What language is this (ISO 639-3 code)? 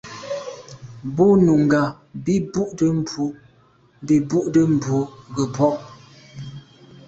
byv